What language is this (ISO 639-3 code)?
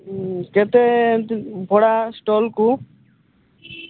ori